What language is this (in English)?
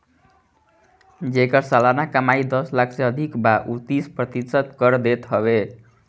Bhojpuri